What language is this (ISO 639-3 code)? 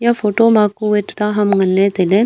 nnp